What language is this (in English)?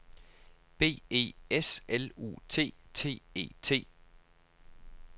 Danish